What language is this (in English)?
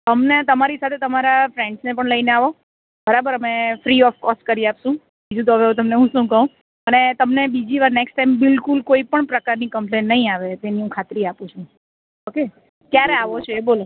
Gujarati